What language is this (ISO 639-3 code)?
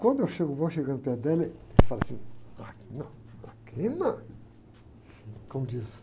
por